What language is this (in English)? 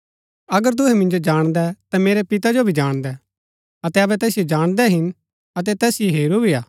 Gaddi